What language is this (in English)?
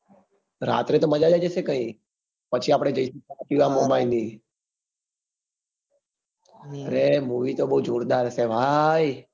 Gujarati